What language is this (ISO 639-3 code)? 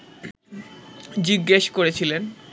ben